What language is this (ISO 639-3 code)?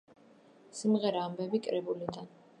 kat